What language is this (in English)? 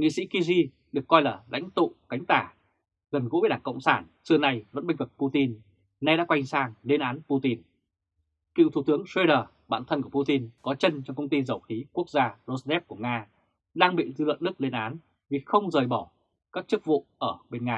Vietnamese